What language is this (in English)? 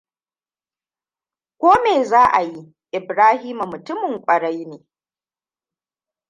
Hausa